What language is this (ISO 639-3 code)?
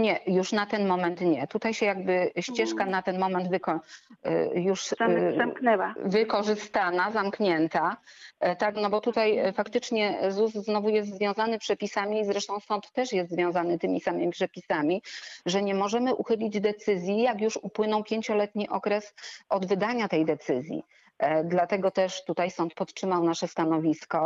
pol